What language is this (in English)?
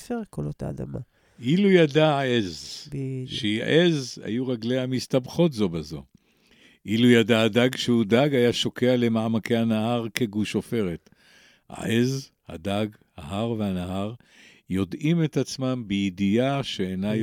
Hebrew